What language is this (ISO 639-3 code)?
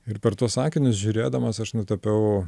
lit